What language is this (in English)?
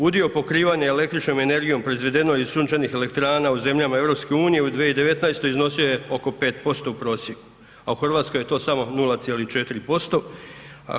Croatian